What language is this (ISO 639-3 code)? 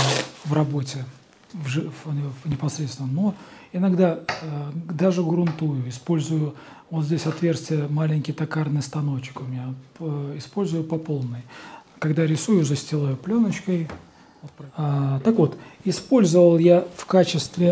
rus